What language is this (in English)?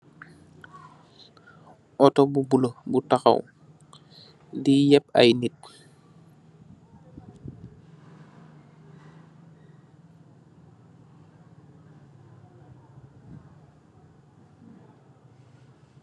Wolof